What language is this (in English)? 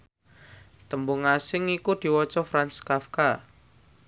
Javanese